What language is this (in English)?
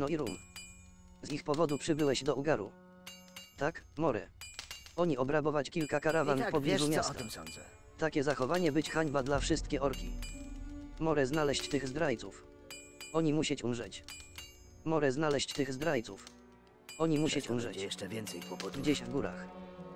Polish